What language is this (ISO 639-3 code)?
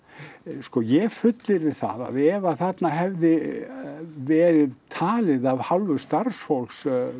isl